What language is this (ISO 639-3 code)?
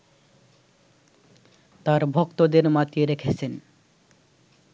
ben